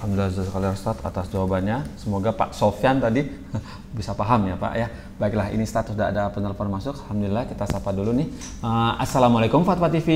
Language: Indonesian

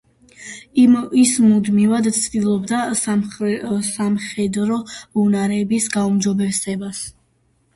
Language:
Georgian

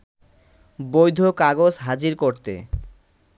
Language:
Bangla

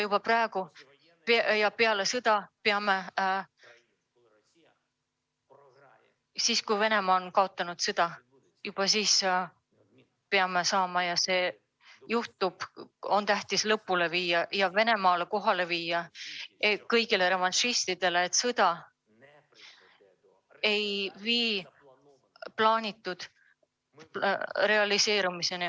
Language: Estonian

